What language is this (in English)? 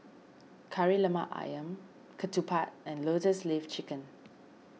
English